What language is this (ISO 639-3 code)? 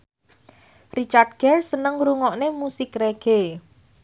jav